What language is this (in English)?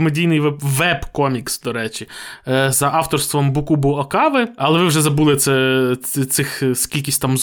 Ukrainian